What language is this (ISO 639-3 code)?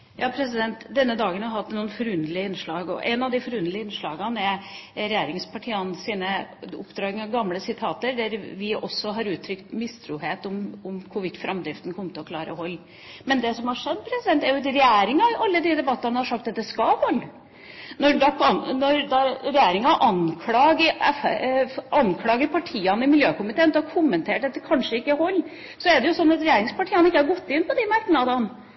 nor